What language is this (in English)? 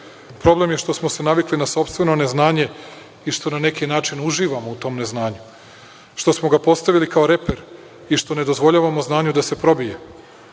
Serbian